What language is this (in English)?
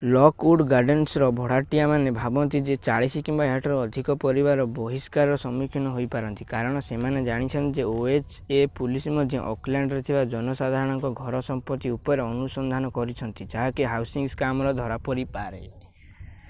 Odia